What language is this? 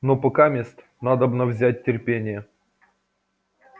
Russian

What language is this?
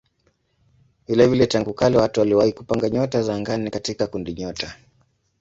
Swahili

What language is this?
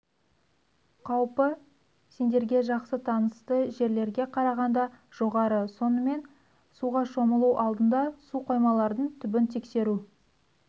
Kazakh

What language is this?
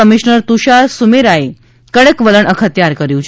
Gujarati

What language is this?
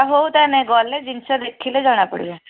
Odia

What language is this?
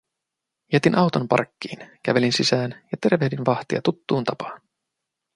Finnish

